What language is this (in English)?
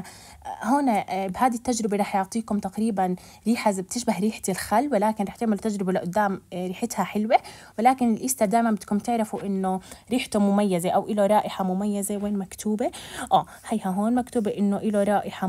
Arabic